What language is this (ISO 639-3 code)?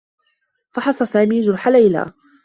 ara